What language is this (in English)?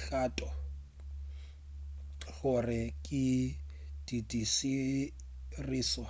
Northern Sotho